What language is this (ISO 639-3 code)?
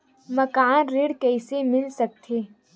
hne